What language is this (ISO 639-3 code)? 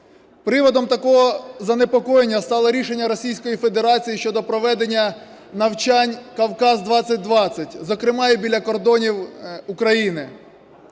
ukr